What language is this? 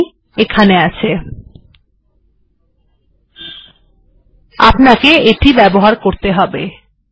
Bangla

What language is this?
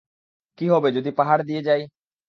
Bangla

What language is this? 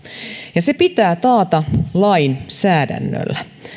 Finnish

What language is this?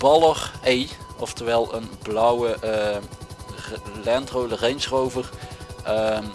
Dutch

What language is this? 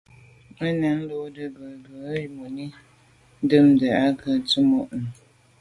Medumba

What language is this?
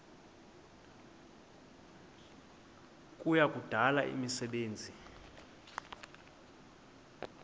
Xhosa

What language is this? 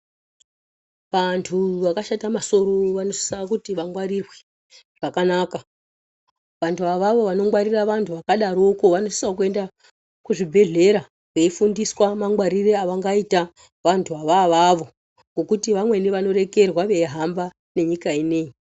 Ndau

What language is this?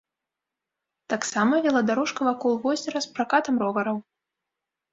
Belarusian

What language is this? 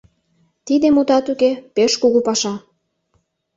Mari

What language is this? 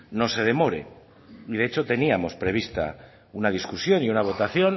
Spanish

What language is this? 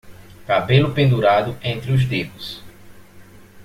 Portuguese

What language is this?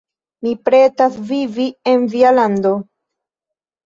Esperanto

